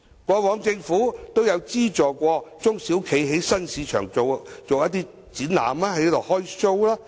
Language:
Cantonese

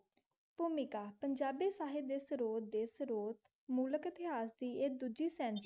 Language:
Punjabi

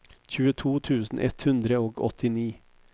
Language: Norwegian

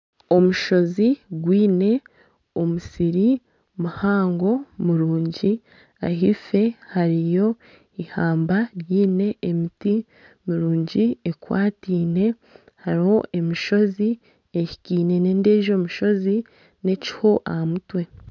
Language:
Nyankole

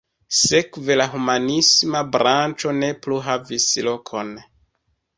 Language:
Esperanto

